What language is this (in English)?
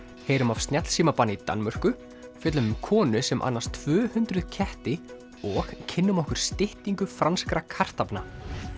Icelandic